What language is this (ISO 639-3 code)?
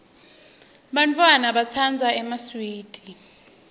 ssw